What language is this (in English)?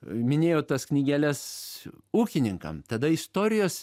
Lithuanian